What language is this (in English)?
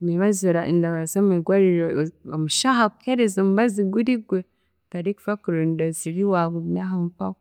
Chiga